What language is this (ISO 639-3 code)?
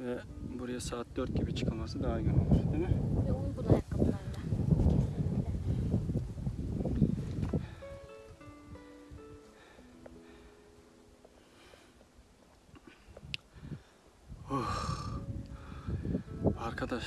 tur